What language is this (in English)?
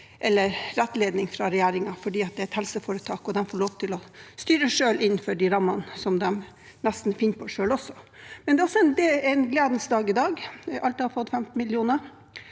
Norwegian